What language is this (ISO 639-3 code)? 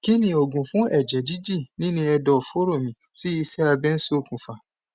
yor